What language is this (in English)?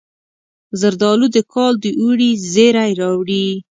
Pashto